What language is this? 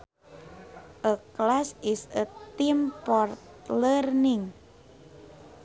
Sundanese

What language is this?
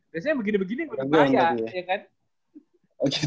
Indonesian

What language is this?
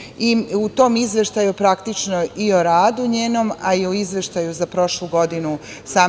Serbian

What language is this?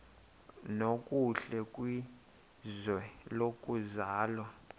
Xhosa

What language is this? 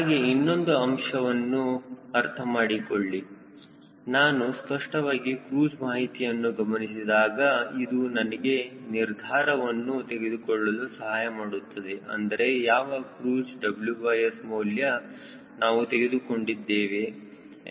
Kannada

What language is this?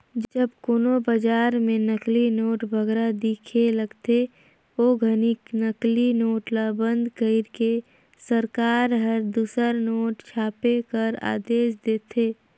Chhattisgarhi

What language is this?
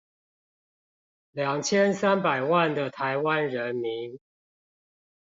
Chinese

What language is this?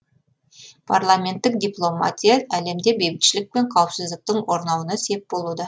Kazakh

